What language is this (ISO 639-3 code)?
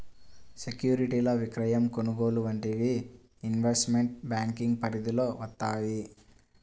tel